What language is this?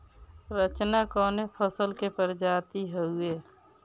Bhojpuri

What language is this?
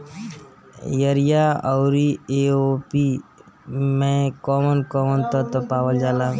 Bhojpuri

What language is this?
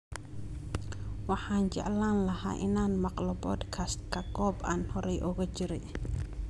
Somali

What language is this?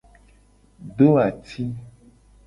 Gen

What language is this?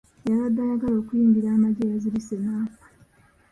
Ganda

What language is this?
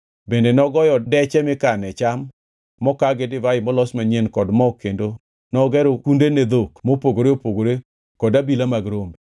Luo (Kenya and Tanzania)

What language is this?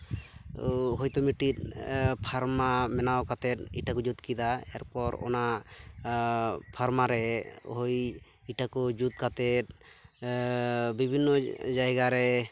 Santali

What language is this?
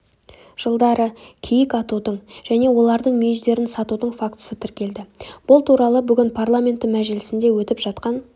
Kazakh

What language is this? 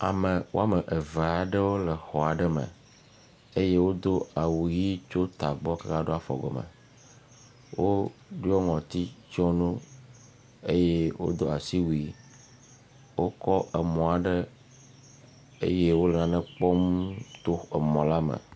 Ewe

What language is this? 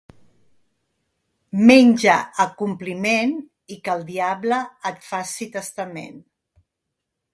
Catalan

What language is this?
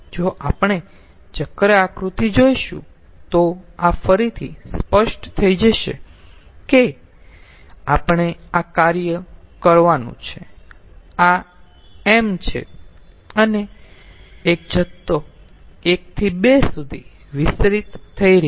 Gujarati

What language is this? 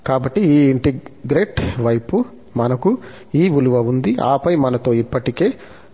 Telugu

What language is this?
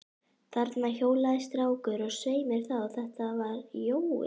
Icelandic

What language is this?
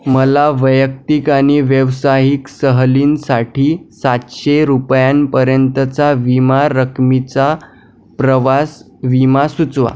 Marathi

